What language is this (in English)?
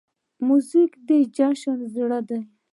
Pashto